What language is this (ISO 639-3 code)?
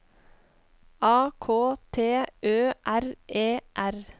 nor